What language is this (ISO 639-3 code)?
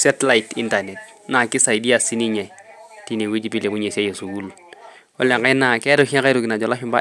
mas